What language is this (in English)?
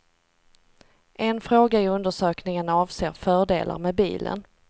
Swedish